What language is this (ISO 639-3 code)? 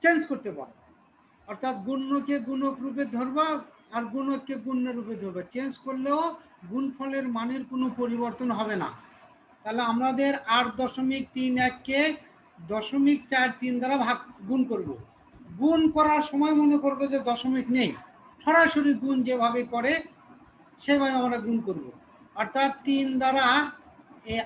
tur